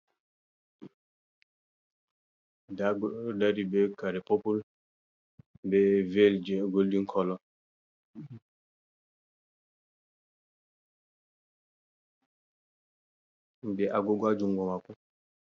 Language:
Fula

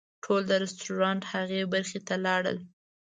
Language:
Pashto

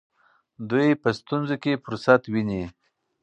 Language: Pashto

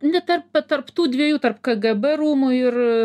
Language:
Lithuanian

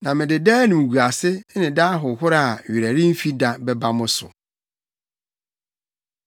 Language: Akan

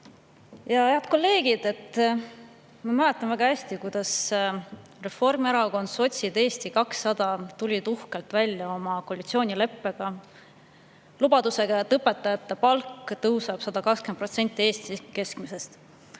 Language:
Estonian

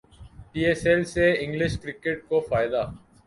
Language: Urdu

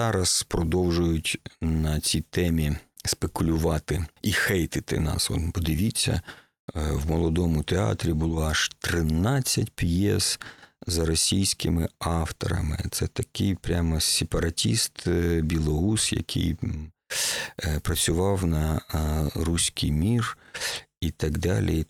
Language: Ukrainian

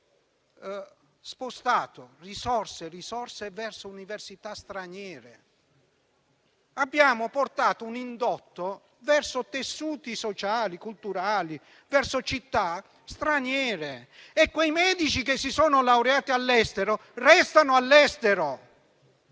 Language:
Italian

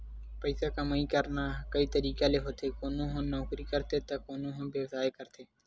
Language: Chhattisgarhi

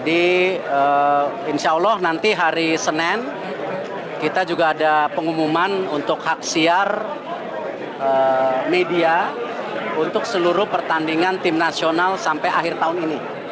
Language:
Indonesian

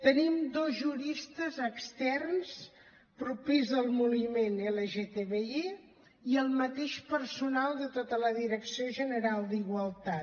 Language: Catalan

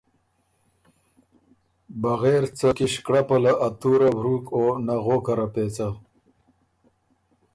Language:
Ormuri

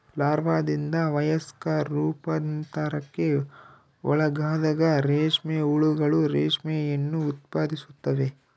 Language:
Kannada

